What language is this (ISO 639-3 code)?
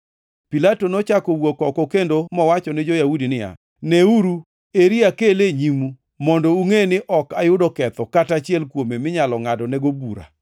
luo